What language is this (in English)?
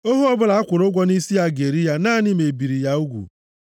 Igbo